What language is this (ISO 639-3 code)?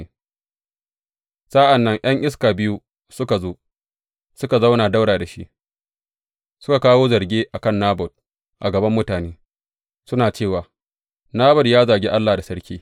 hau